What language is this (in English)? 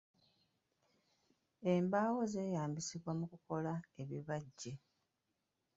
Ganda